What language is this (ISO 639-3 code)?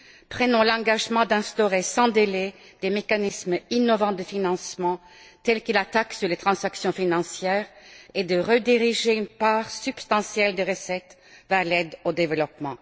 fra